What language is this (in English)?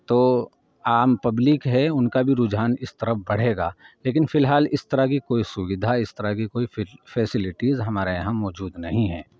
Urdu